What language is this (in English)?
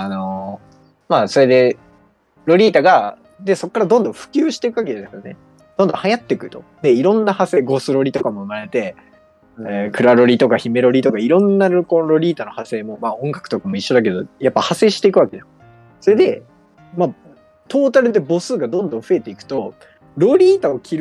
Japanese